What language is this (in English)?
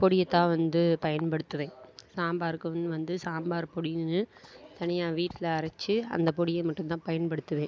Tamil